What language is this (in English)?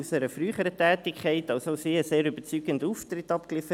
Swiss German